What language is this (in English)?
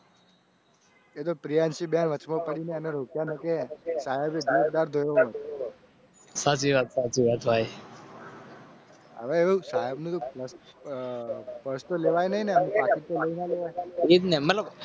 Gujarati